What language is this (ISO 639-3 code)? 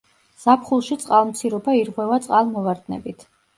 kat